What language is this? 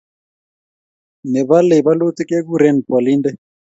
Kalenjin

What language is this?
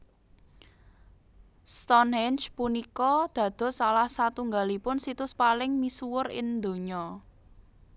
Javanese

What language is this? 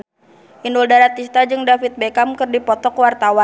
Sundanese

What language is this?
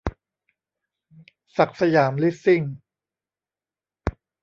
Thai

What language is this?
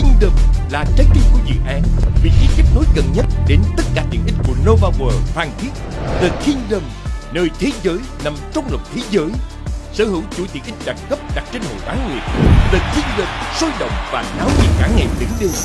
Vietnamese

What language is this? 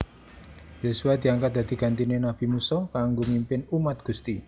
Javanese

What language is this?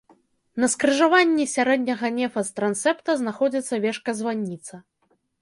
Belarusian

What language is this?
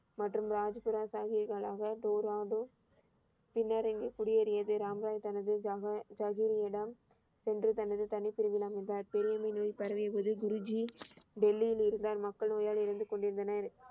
Tamil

